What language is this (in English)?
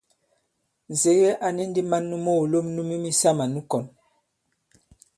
Bankon